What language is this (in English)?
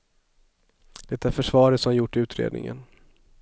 Swedish